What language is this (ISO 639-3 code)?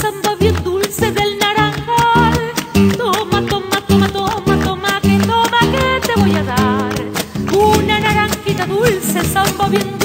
spa